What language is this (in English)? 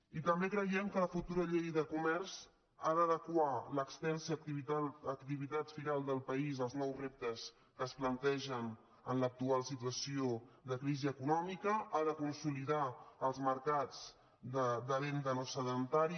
Catalan